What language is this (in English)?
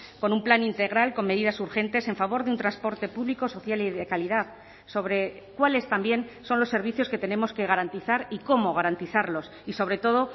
Spanish